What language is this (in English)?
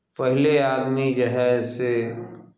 Maithili